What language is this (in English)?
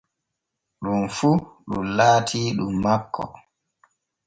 Borgu Fulfulde